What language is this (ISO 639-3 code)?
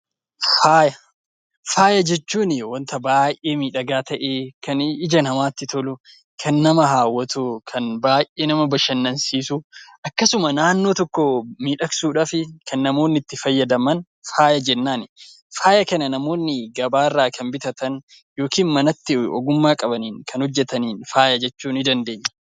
orm